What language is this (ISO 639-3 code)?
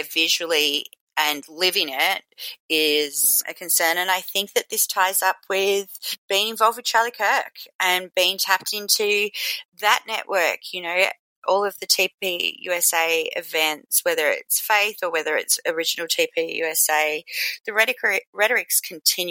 eng